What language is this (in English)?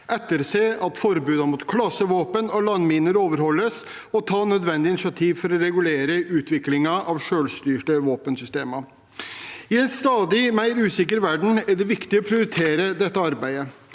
Norwegian